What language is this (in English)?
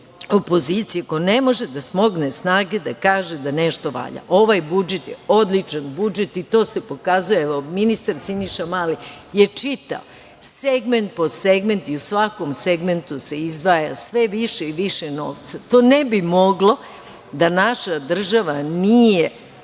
Serbian